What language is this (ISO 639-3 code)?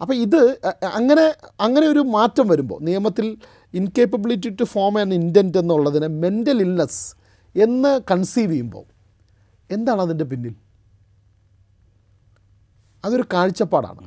mal